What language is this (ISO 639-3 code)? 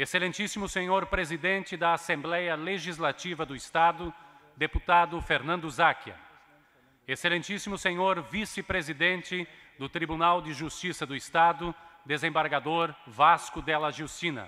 por